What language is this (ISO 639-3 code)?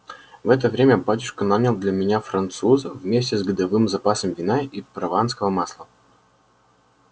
rus